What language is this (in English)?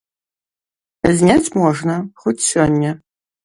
Belarusian